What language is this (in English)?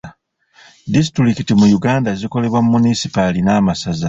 Ganda